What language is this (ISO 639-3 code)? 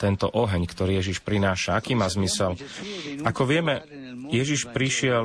slk